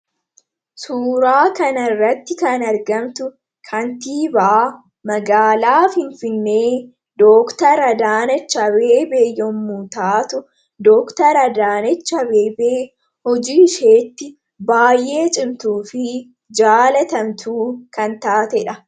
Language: Oromo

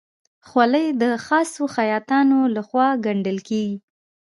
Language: Pashto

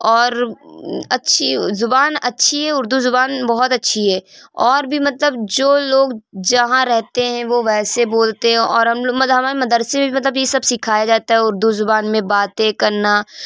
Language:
Urdu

